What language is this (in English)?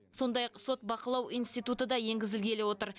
Kazakh